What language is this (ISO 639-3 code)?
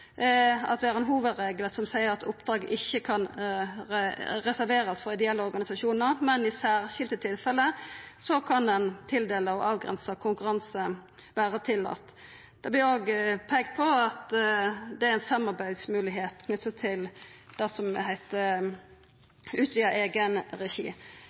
nno